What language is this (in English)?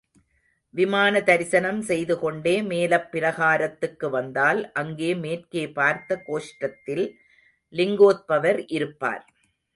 Tamil